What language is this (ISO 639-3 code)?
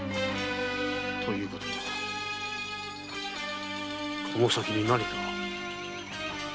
jpn